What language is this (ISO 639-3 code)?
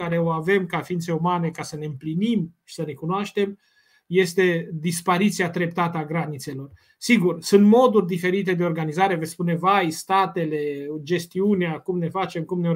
ron